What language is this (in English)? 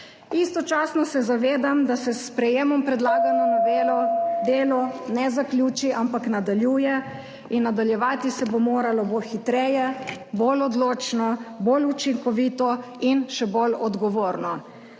Slovenian